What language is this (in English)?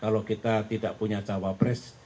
Indonesian